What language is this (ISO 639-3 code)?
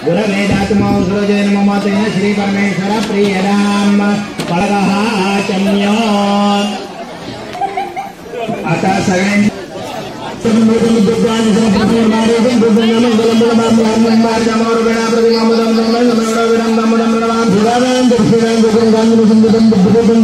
mar